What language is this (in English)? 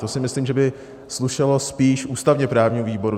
Czech